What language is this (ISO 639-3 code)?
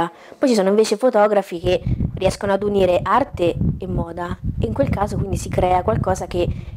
ita